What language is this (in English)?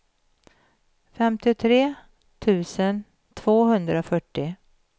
Swedish